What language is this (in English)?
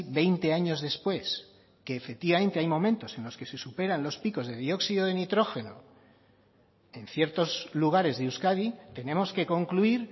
Spanish